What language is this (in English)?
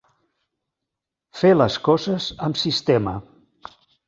Catalan